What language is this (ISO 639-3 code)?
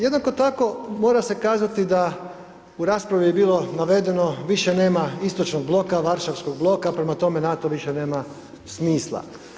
hrv